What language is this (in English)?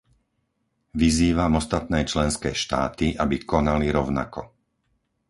Slovak